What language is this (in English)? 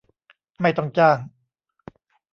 Thai